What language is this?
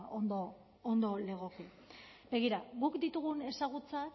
Basque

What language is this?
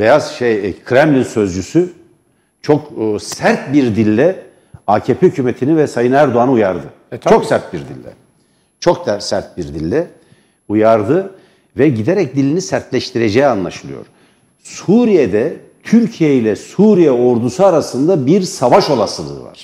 Turkish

